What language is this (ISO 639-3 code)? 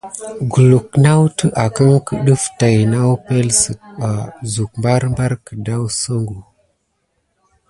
gid